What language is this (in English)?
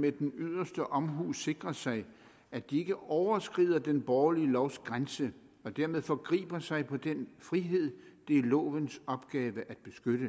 Danish